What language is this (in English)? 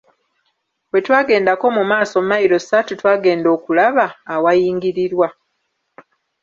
Ganda